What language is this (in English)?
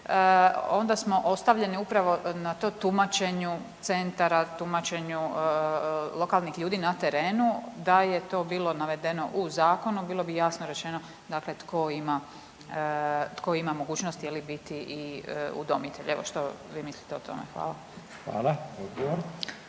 Croatian